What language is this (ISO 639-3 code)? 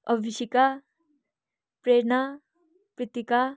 nep